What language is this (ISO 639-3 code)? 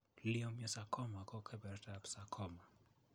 kln